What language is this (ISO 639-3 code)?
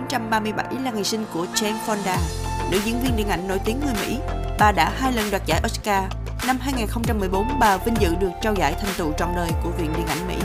vie